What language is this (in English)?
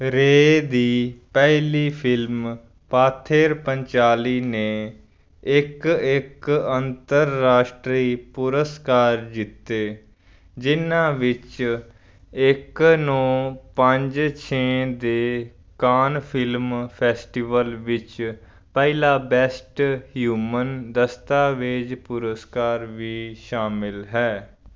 Punjabi